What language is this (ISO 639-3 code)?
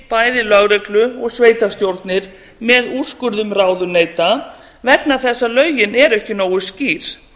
isl